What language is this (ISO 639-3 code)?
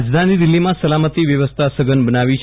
guj